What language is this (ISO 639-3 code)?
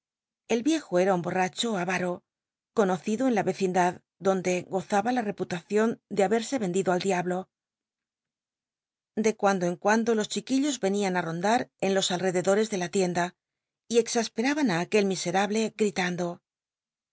spa